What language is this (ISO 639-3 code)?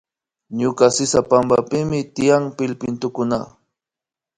qvi